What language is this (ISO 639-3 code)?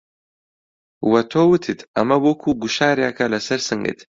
ckb